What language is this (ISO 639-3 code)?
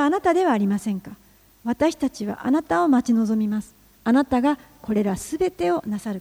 jpn